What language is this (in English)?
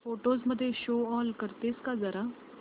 Marathi